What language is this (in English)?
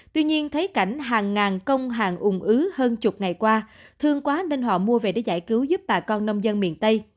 Vietnamese